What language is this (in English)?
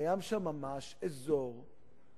Hebrew